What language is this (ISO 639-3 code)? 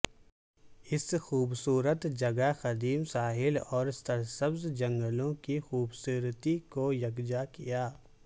urd